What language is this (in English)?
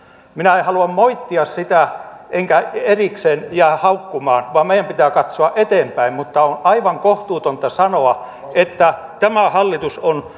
Finnish